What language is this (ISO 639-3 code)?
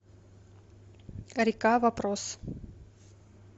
rus